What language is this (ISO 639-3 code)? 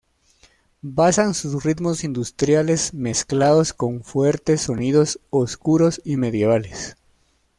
spa